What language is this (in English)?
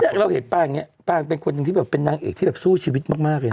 Thai